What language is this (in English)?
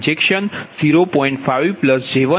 Gujarati